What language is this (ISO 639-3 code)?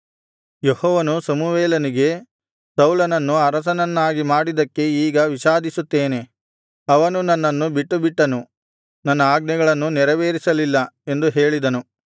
kan